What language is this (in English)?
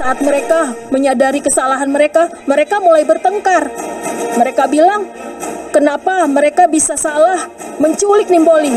Indonesian